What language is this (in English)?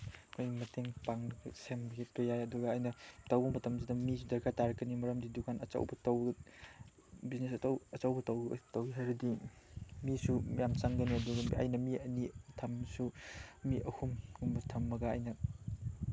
Manipuri